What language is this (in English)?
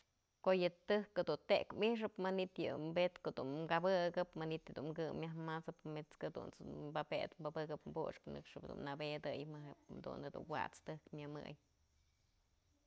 Mazatlán Mixe